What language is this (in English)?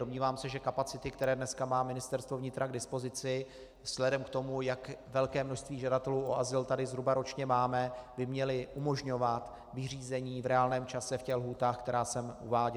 Czech